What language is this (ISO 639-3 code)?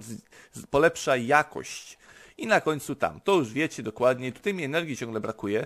pol